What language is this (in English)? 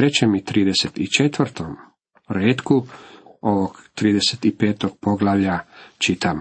Croatian